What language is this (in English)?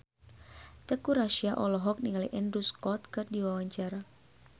Sundanese